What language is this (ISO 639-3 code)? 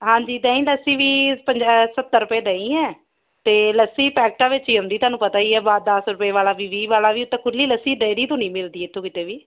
pan